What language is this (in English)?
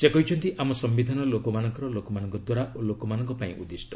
Odia